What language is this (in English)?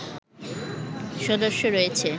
Bangla